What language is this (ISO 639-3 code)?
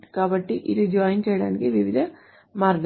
tel